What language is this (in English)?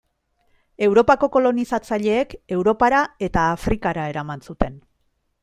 Basque